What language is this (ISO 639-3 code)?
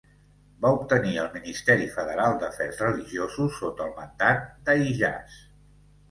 cat